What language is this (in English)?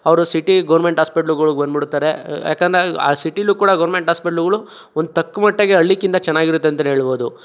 Kannada